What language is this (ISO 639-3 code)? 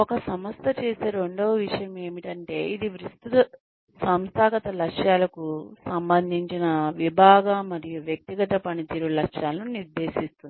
tel